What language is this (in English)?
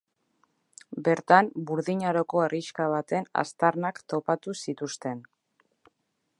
Basque